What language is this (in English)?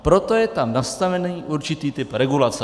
Czech